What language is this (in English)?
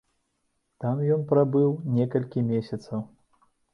Belarusian